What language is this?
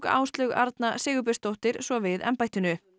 Icelandic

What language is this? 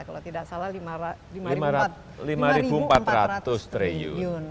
Indonesian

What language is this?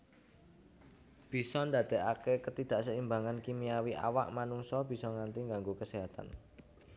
Javanese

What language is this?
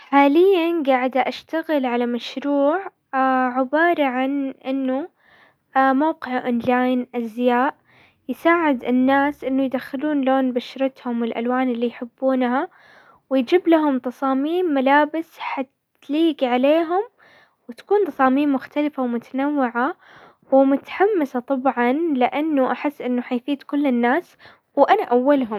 Hijazi Arabic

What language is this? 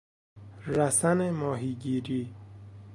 Persian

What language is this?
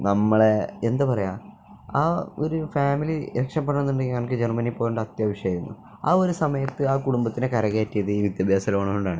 Malayalam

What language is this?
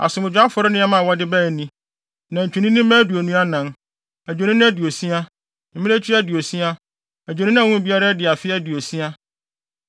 Akan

